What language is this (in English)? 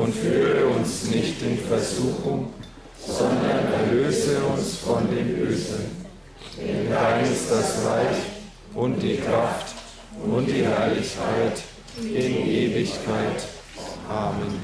German